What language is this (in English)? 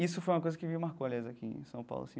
Portuguese